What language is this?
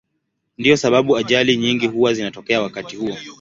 Swahili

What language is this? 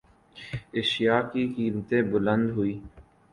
Urdu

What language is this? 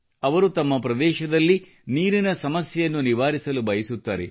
Kannada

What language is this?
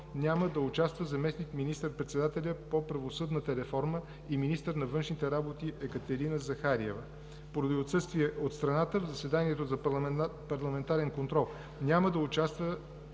Bulgarian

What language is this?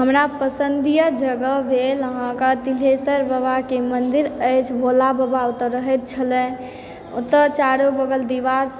Maithili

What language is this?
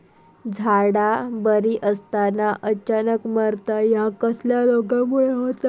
Marathi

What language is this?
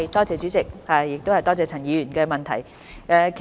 Cantonese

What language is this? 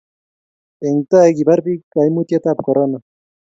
Kalenjin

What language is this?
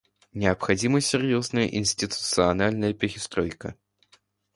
Russian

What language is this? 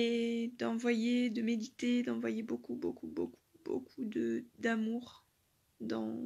French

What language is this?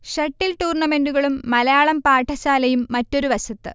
Malayalam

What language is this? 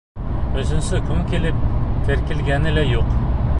Bashkir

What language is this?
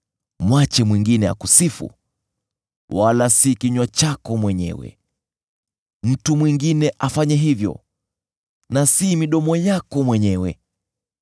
Swahili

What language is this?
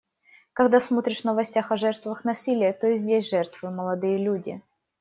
Russian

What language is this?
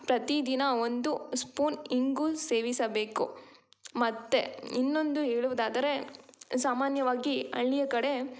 Kannada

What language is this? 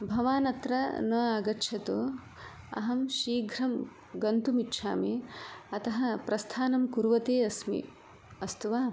Sanskrit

